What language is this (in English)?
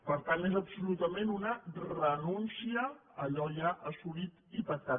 Catalan